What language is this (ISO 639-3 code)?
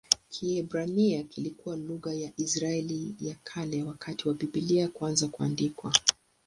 swa